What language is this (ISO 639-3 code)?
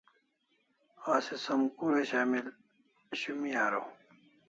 kls